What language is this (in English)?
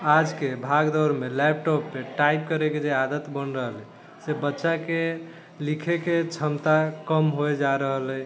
Maithili